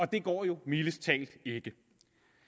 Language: Danish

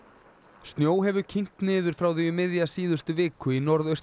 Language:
Icelandic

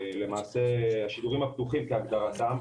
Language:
Hebrew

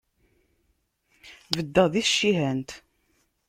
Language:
Kabyle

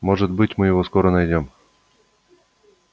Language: Russian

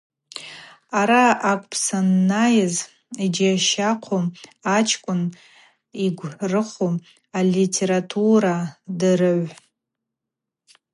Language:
Abaza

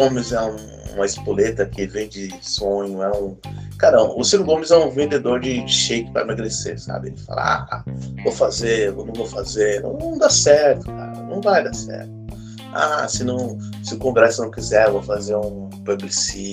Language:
Portuguese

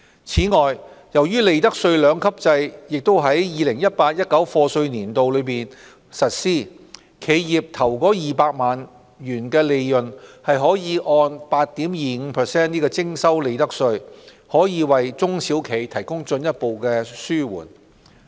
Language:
Cantonese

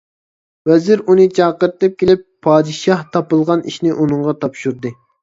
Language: Uyghur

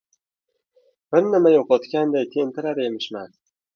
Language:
Uzbek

